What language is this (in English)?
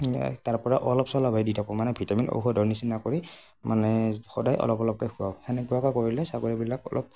Assamese